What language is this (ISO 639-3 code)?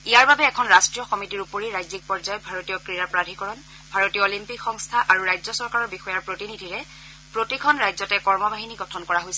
asm